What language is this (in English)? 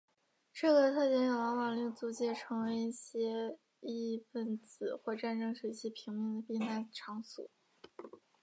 Chinese